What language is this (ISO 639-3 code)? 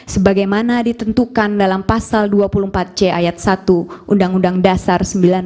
ind